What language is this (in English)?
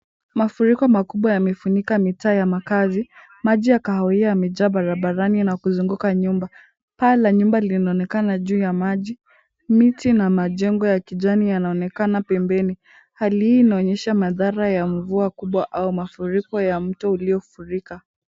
Swahili